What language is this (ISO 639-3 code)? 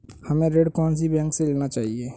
hin